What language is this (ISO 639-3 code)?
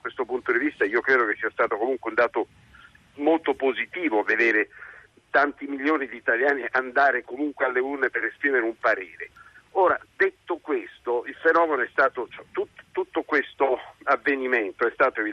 ita